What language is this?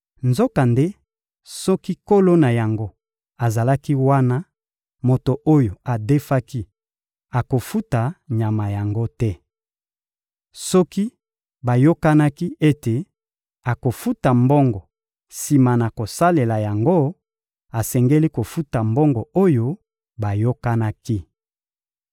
Lingala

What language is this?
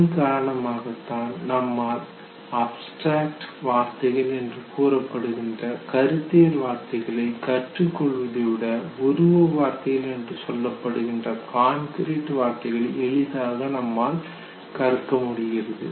Tamil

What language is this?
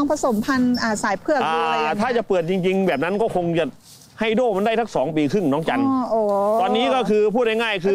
Thai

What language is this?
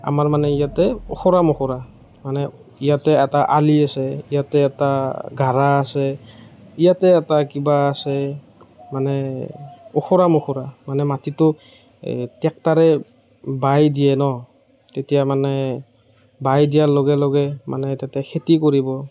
Assamese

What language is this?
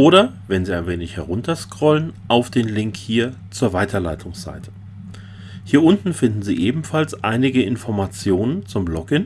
German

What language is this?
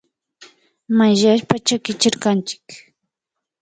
Imbabura Highland Quichua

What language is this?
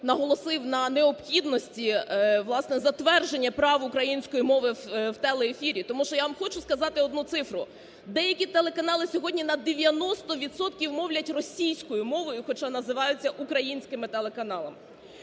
Ukrainian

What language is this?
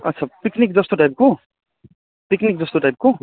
Nepali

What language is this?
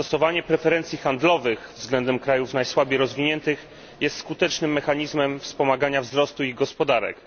Polish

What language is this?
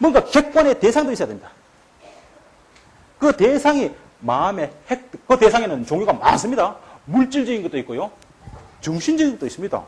Korean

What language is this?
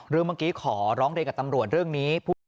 Thai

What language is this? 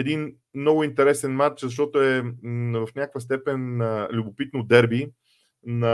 Bulgarian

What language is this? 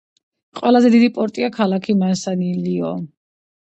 Georgian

